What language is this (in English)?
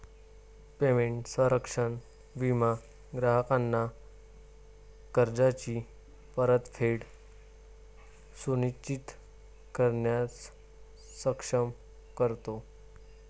Marathi